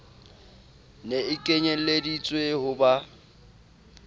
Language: Southern Sotho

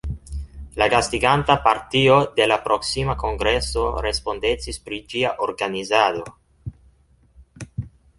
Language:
Esperanto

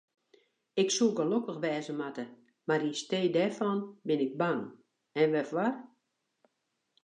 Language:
Western Frisian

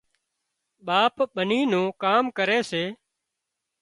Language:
Wadiyara Koli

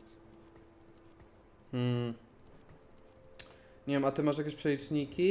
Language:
Polish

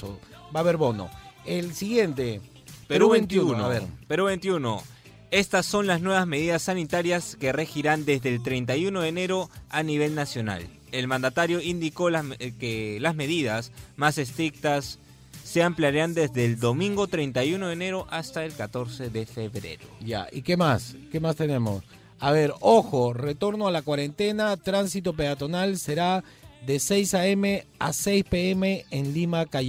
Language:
Spanish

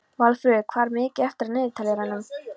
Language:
Icelandic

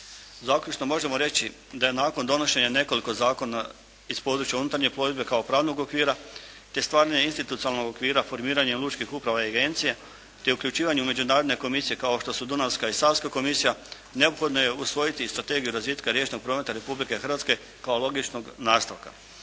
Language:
Croatian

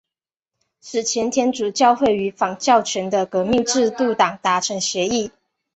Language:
Chinese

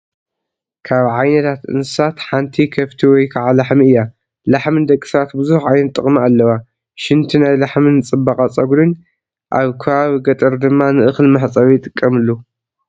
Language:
Tigrinya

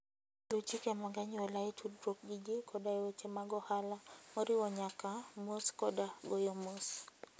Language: Luo (Kenya and Tanzania)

